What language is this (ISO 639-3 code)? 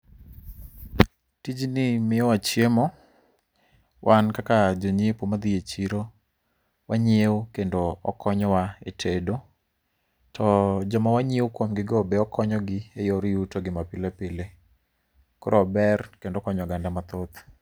luo